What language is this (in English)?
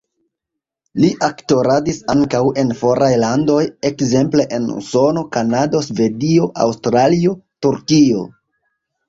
Esperanto